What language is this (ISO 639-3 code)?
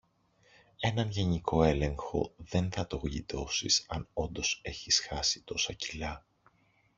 ell